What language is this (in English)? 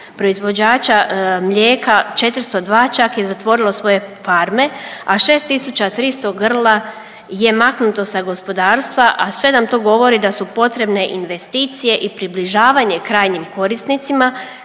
Croatian